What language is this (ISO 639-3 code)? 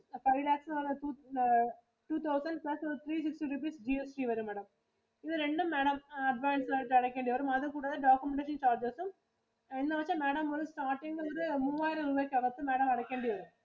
mal